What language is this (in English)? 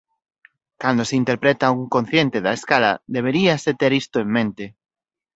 Galician